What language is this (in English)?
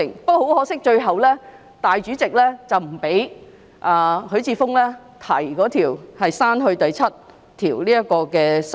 Cantonese